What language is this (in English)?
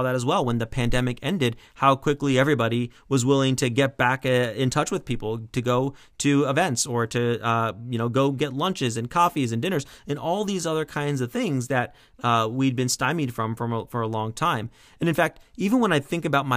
English